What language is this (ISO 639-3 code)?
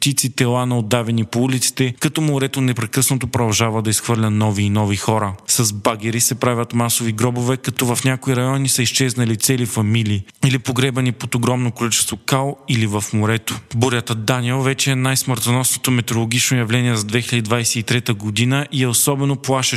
bul